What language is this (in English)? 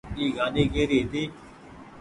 Goaria